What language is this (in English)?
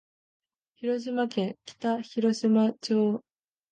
Japanese